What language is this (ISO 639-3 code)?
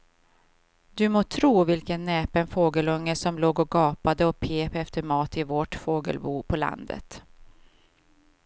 swe